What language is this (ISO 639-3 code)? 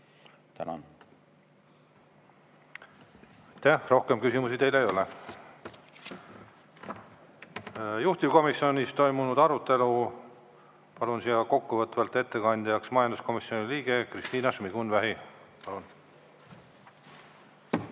est